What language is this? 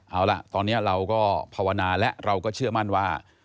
Thai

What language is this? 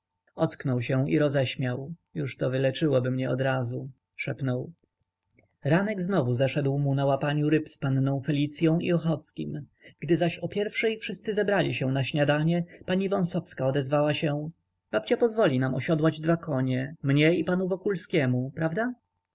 Polish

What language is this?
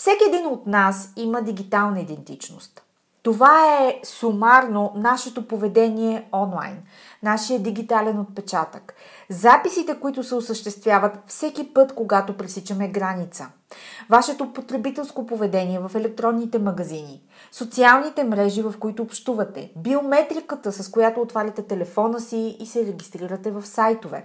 Bulgarian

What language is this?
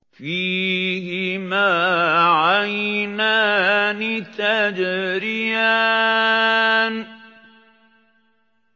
Arabic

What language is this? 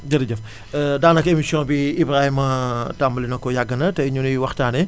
Wolof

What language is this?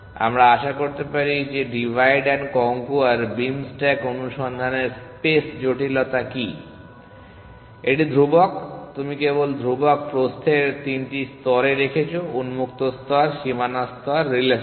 Bangla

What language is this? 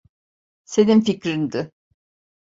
Turkish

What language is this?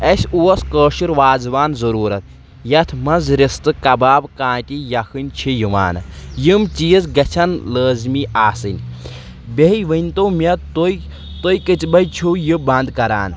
Kashmiri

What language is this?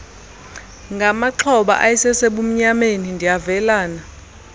Xhosa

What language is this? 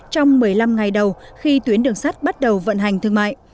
Vietnamese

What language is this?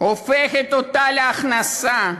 Hebrew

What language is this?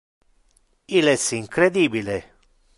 Interlingua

